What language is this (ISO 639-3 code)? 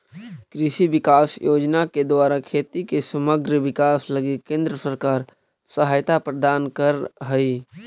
mag